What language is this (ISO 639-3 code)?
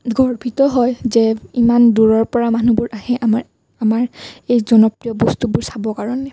asm